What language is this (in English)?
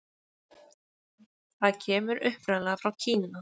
Icelandic